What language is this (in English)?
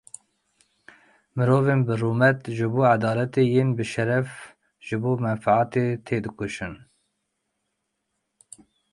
Kurdish